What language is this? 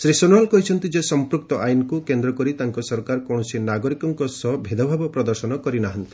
Odia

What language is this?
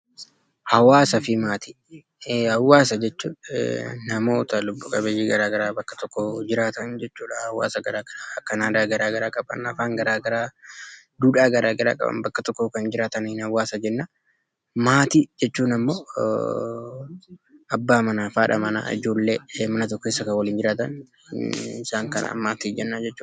Oromo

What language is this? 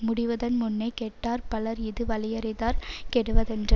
Tamil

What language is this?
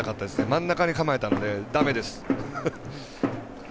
Japanese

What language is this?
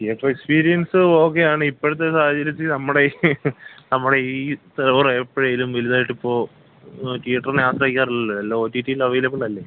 Malayalam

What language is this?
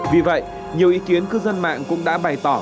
Vietnamese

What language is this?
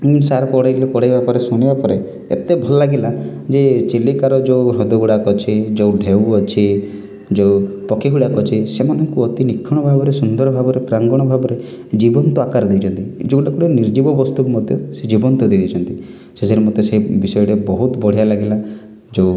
Odia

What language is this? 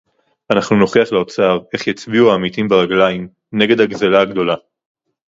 Hebrew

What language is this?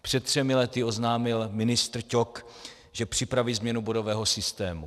Czech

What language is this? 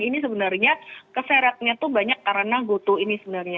Indonesian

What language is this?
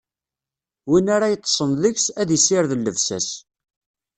Kabyle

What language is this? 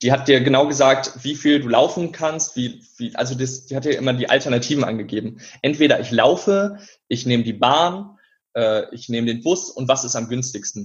German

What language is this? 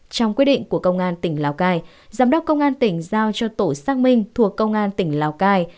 Vietnamese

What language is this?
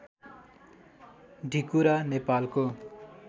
Nepali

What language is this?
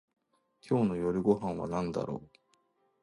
Japanese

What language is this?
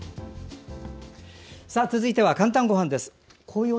Japanese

